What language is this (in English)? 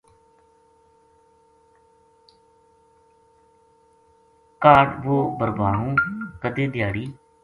Gujari